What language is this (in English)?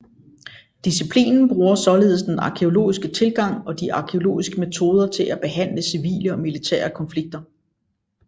Danish